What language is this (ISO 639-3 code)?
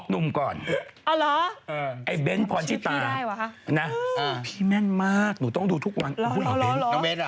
tha